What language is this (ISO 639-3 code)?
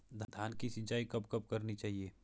hin